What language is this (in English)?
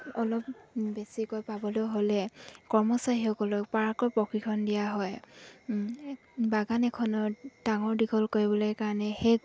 Assamese